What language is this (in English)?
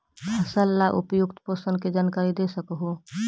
Magahi